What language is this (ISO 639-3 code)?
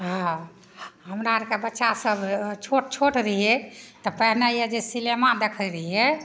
mai